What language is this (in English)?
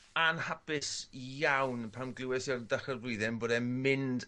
Welsh